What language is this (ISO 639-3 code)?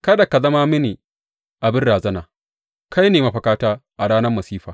hau